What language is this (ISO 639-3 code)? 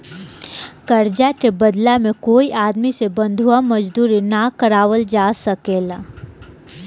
bho